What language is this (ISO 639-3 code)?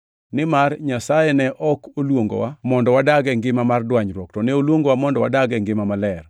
luo